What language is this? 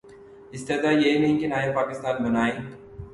Urdu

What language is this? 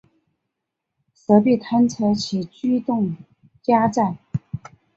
Chinese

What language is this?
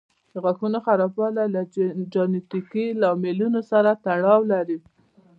Pashto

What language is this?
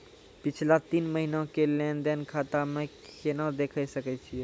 Maithili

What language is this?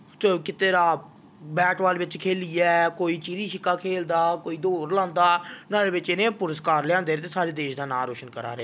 Dogri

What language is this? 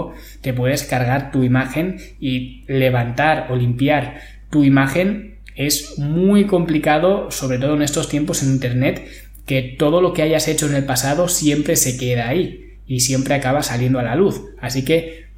Spanish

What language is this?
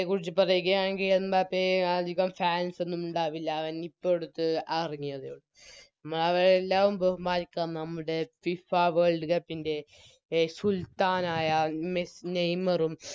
Malayalam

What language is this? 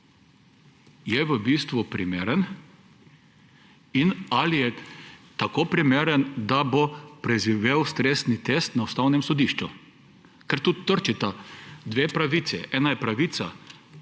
Slovenian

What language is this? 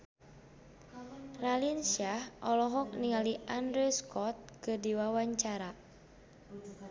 Sundanese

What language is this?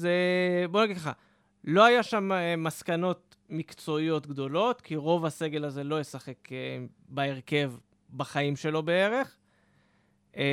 Hebrew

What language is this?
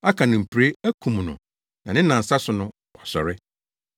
Akan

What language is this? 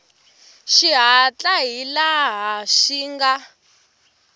Tsonga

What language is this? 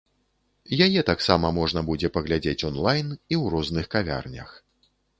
Belarusian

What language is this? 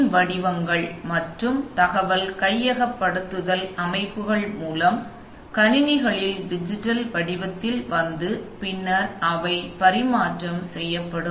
Tamil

